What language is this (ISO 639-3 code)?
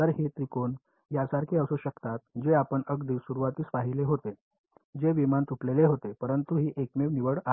mar